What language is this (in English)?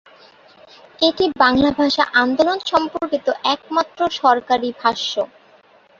Bangla